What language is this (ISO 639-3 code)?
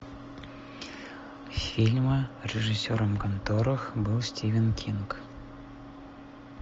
rus